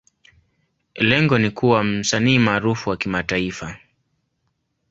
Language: Swahili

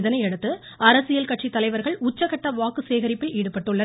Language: Tamil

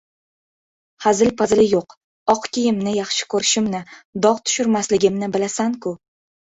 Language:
Uzbek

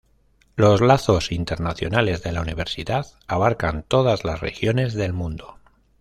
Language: Spanish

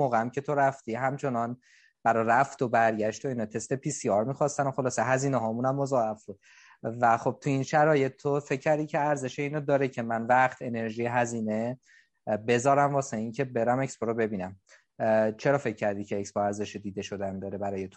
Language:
Persian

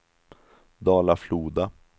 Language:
Swedish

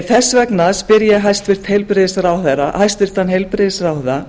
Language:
Icelandic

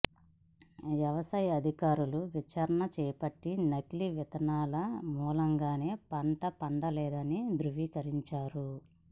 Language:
Telugu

